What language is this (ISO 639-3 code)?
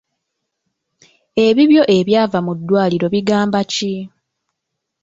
lug